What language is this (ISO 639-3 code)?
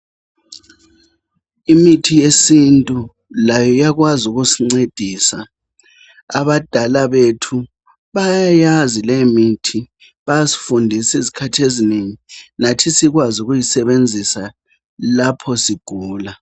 nde